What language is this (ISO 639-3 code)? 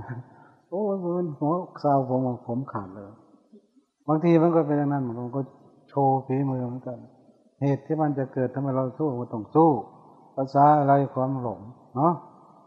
tha